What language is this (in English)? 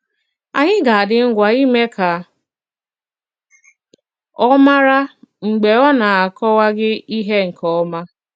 Igbo